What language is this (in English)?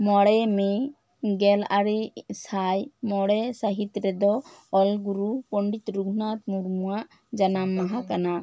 Santali